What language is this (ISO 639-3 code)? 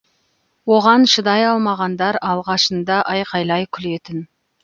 kaz